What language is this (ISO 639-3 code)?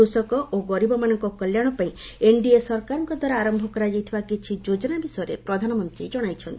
ori